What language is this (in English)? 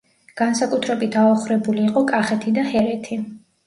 Georgian